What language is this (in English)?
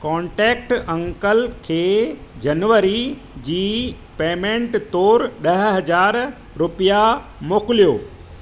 Sindhi